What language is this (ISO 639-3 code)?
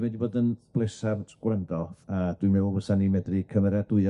cym